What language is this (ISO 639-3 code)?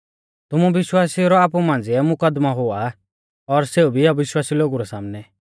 bfz